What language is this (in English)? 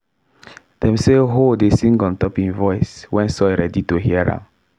Nigerian Pidgin